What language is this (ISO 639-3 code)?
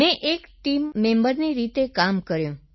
guj